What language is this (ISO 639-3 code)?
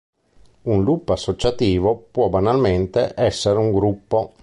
ita